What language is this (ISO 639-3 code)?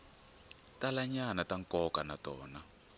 tso